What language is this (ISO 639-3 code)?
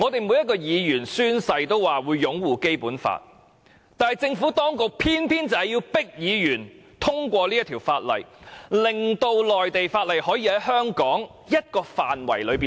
yue